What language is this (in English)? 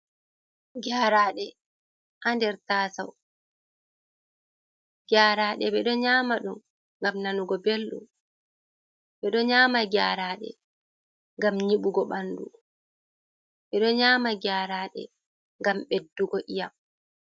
Fula